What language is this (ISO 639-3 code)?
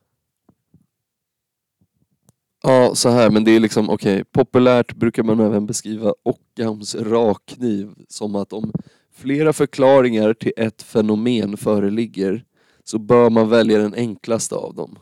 swe